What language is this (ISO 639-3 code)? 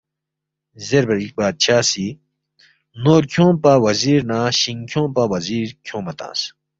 bft